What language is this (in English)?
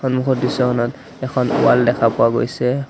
Assamese